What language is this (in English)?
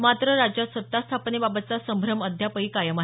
Marathi